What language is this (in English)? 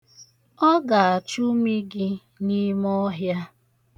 Igbo